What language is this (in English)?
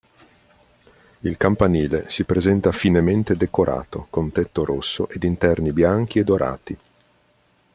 Italian